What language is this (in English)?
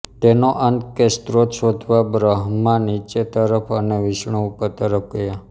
Gujarati